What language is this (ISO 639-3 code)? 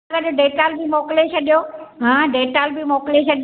snd